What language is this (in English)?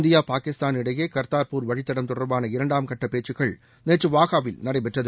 Tamil